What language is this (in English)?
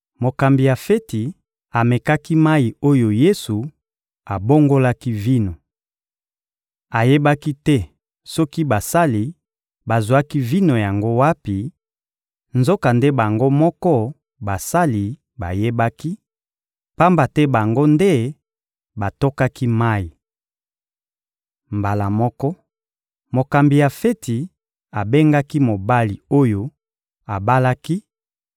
Lingala